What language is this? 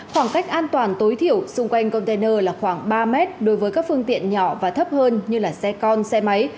Vietnamese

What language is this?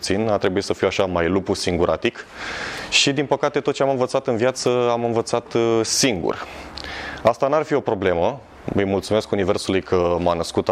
Romanian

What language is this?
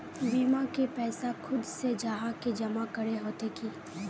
Magahi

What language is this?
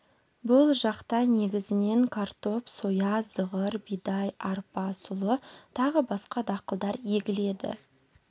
Kazakh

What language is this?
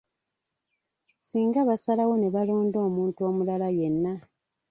Ganda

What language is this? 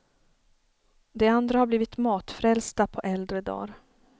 Swedish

